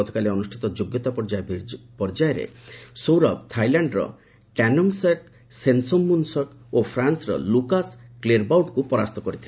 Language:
Odia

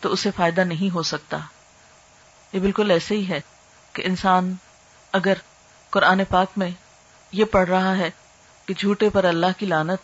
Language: Urdu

